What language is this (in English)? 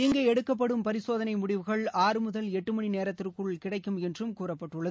Tamil